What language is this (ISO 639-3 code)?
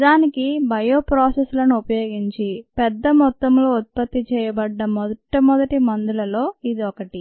tel